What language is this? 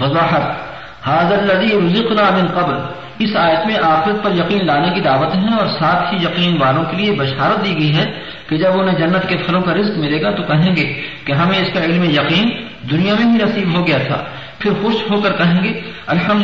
Urdu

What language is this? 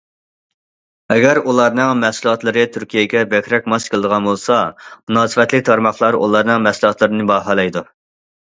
Uyghur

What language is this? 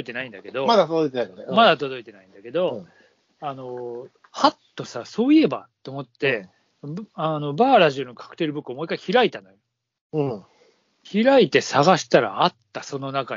Japanese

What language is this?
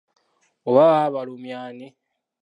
Ganda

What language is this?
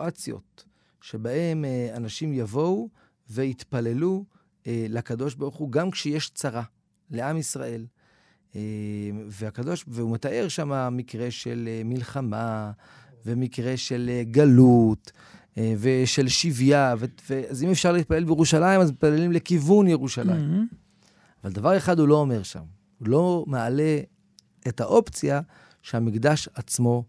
Hebrew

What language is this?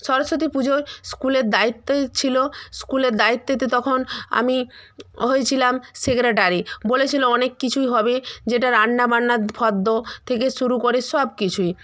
Bangla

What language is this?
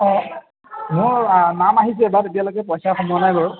Assamese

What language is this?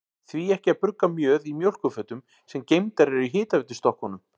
Icelandic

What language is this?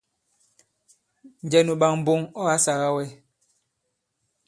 Bankon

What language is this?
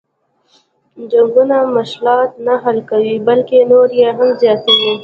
Pashto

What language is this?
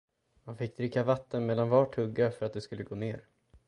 Swedish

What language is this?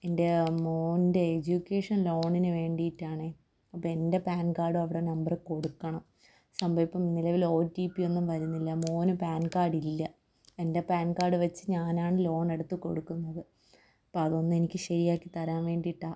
Malayalam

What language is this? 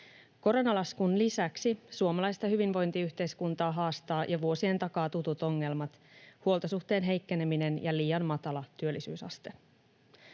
Finnish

